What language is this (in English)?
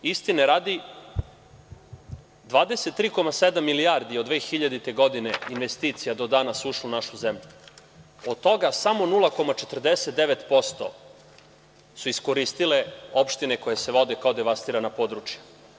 Serbian